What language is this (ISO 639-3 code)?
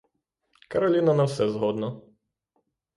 ukr